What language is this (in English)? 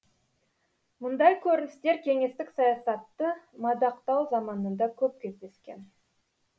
Kazakh